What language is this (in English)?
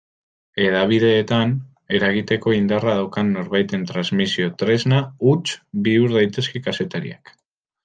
Basque